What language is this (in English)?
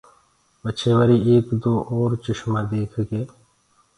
Gurgula